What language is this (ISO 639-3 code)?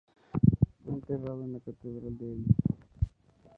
spa